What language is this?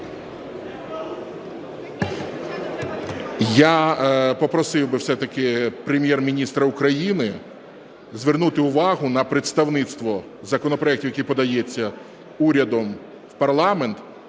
Ukrainian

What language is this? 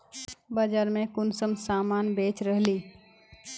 Magahi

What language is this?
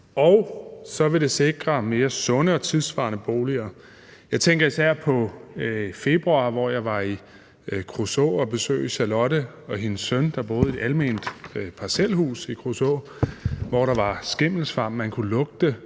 Danish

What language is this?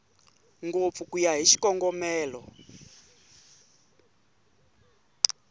Tsonga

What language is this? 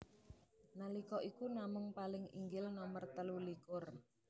Javanese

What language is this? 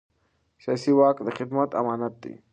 Pashto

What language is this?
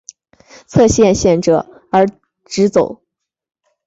Chinese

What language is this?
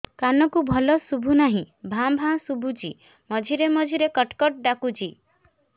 Odia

